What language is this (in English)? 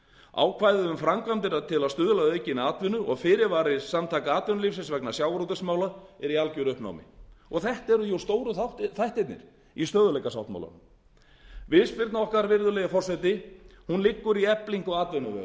Icelandic